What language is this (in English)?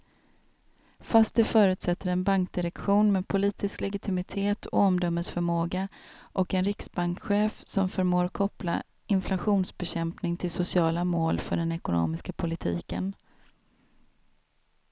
Swedish